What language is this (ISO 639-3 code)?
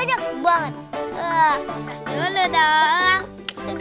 ind